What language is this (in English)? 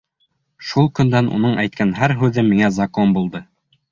Bashkir